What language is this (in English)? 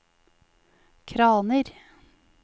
Norwegian